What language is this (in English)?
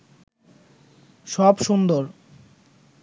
Bangla